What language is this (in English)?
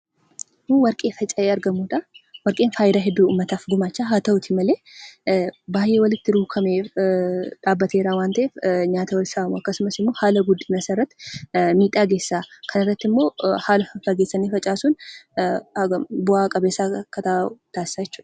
Oromo